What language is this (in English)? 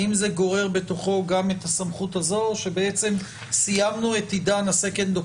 Hebrew